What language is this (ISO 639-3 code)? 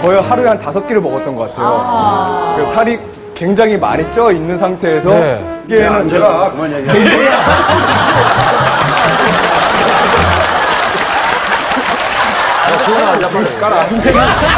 kor